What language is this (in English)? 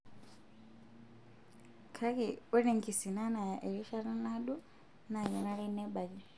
Masai